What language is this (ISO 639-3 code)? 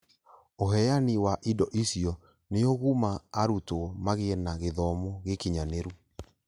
kik